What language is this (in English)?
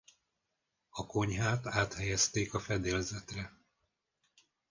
Hungarian